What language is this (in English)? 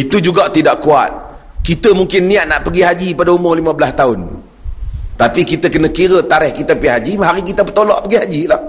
Malay